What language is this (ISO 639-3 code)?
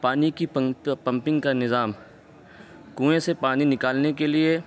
urd